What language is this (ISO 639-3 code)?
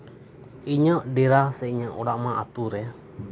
sat